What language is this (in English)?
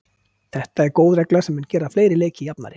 Icelandic